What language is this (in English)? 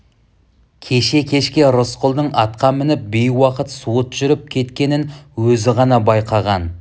Kazakh